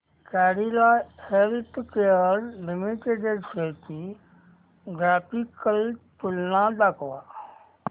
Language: Marathi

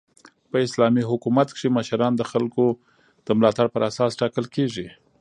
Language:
Pashto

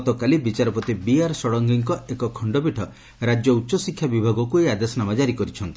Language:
Odia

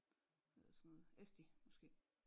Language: Danish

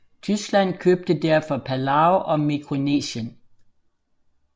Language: Danish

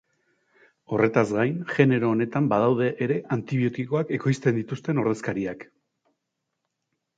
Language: Basque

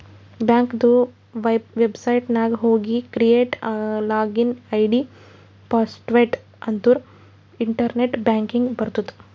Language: Kannada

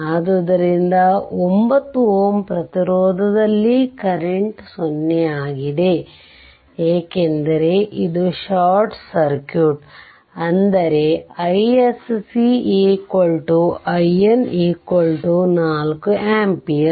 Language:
Kannada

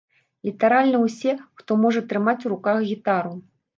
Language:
Belarusian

